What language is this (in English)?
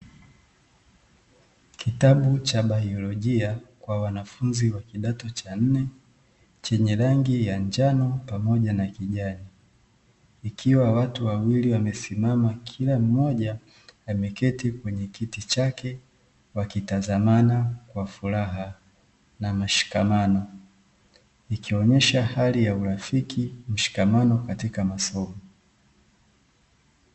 Swahili